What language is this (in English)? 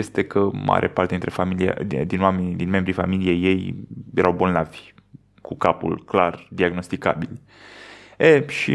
Romanian